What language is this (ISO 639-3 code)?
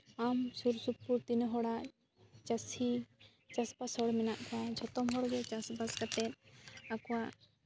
sat